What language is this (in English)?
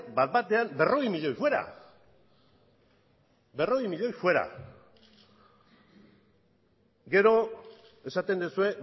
Basque